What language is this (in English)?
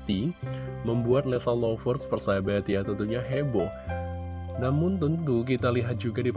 Indonesian